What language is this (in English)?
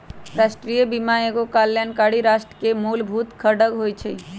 Magahi